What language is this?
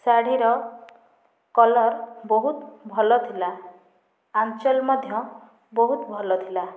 Odia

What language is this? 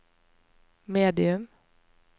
Norwegian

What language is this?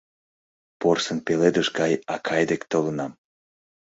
Mari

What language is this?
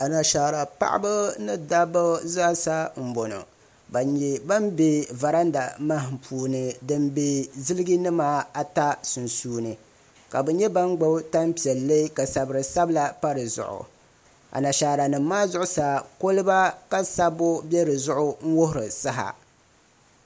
Dagbani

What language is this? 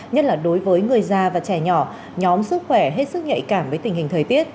Vietnamese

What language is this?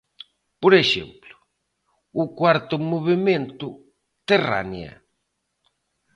Galician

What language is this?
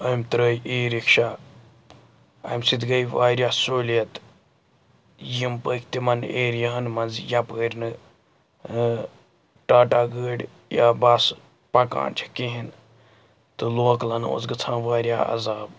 Kashmiri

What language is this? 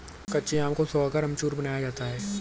Hindi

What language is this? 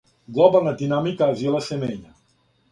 Serbian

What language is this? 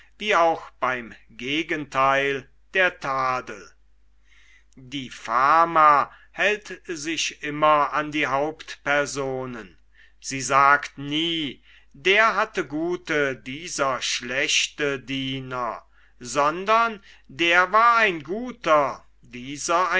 German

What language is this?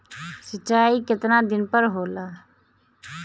Bhojpuri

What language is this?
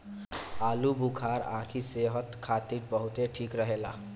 Bhojpuri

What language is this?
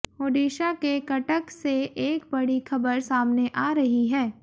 Hindi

